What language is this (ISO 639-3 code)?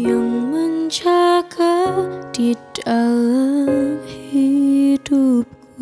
ind